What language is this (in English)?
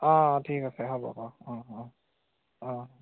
Assamese